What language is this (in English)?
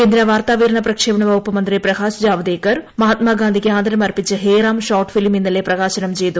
Malayalam